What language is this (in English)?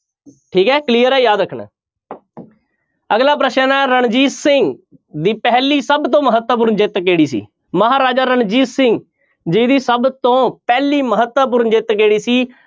Punjabi